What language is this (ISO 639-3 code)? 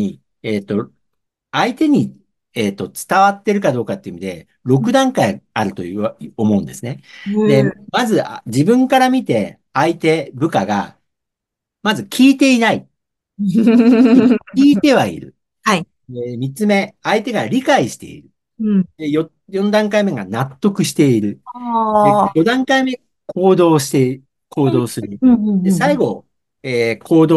jpn